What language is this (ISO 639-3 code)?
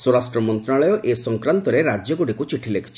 ori